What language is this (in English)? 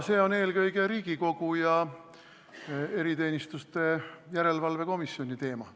Estonian